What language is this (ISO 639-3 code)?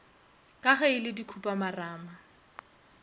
nso